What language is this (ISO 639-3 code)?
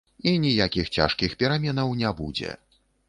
bel